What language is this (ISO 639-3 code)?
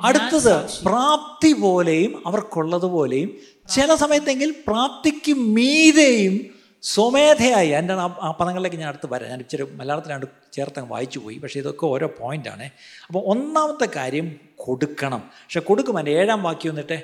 mal